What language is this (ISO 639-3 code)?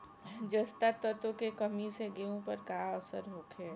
bho